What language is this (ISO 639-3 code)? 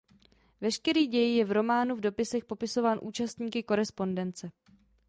ces